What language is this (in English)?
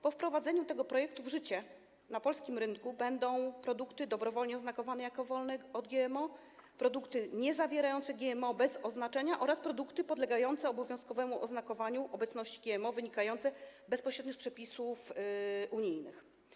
Polish